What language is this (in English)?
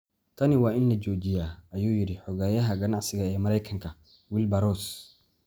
Somali